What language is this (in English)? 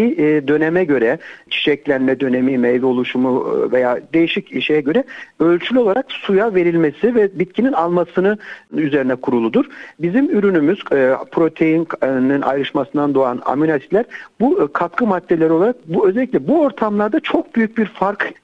Turkish